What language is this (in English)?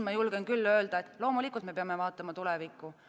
Estonian